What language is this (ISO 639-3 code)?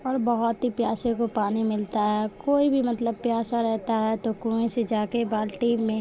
urd